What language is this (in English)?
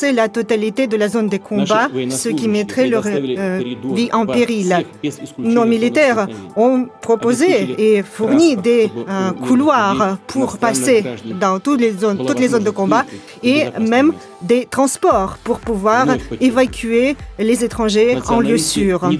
French